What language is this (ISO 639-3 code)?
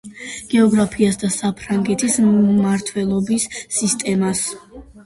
kat